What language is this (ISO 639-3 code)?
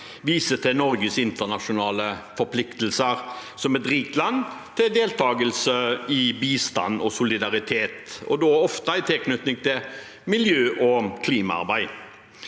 nor